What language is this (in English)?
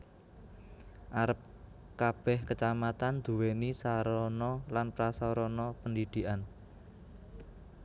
Javanese